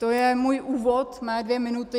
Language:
Czech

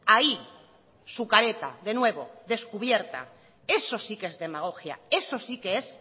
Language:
Spanish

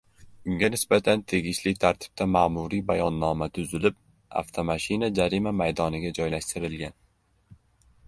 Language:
Uzbek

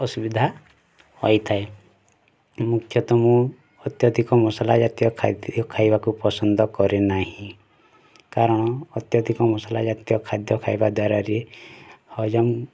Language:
Odia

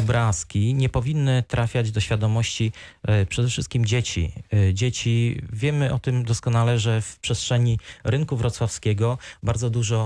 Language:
Polish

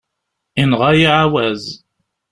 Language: Kabyle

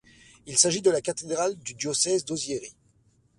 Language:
French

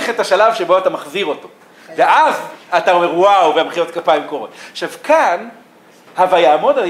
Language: Hebrew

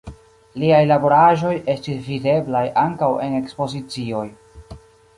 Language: Esperanto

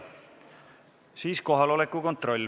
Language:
Estonian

